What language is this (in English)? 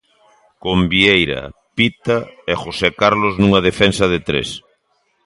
Galician